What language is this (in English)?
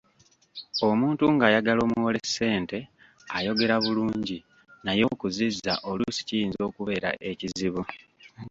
Ganda